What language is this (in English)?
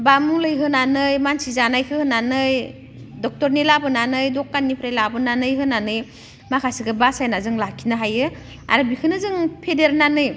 Bodo